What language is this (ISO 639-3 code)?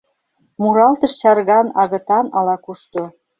chm